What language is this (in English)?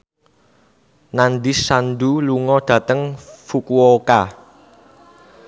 Javanese